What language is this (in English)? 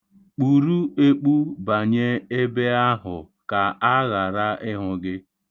Igbo